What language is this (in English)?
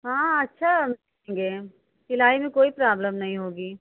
Hindi